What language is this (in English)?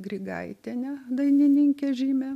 Lithuanian